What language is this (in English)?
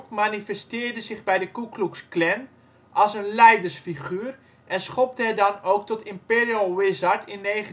Dutch